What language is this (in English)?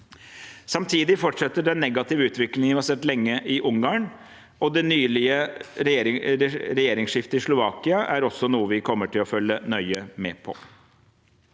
Norwegian